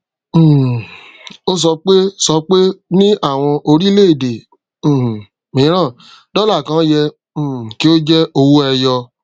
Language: Yoruba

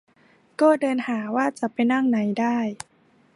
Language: Thai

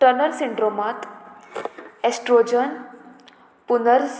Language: Konkani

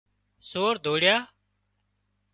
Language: Wadiyara Koli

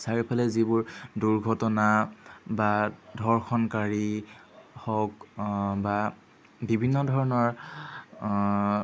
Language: Assamese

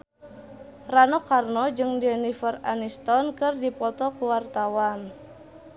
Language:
Sundanese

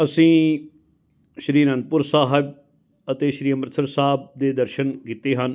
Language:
Punjabi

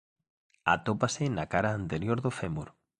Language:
Galician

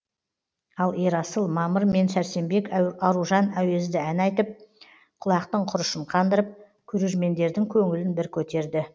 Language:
Kazakh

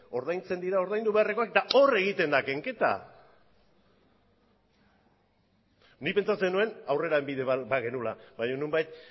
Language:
Basque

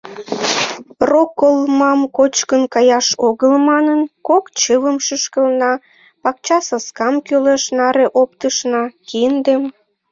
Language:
Mari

